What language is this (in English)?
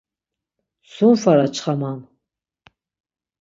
Laz